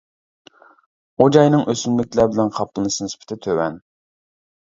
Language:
Uyghur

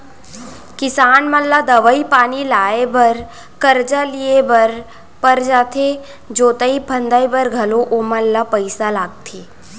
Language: Chhattisgarhi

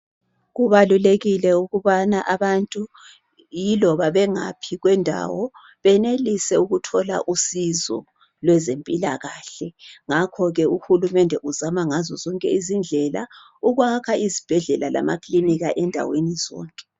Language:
North Ndebele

